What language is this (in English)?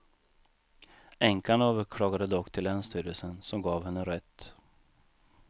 Swedish